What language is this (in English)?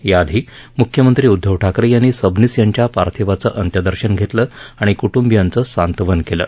Marathi